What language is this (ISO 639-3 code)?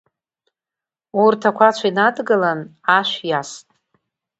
abk